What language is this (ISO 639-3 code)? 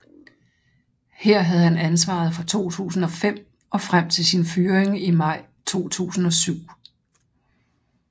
dan